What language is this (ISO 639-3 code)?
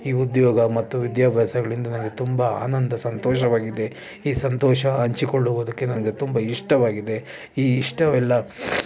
kan